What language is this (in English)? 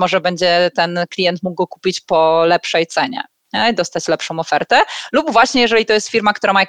Polish